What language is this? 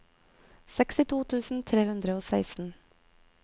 Norwegian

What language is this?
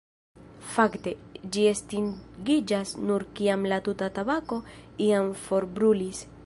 Esperanto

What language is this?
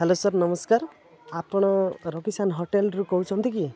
Odia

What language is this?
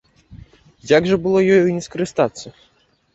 Belarusian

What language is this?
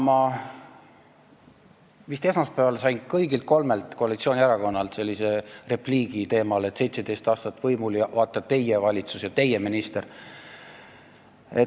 Estonian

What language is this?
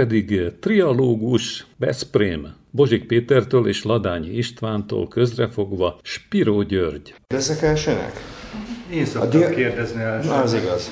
Hungarian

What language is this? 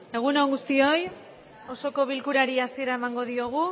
Basque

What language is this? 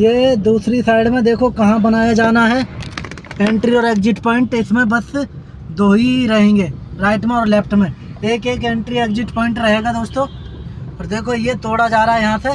Hindi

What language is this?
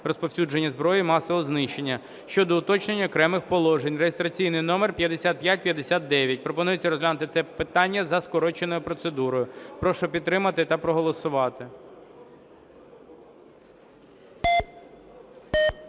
Ukrainian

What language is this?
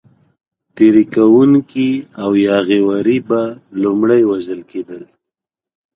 Pashto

